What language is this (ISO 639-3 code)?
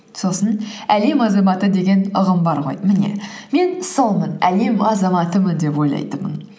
kaz